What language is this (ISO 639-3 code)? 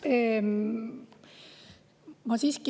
est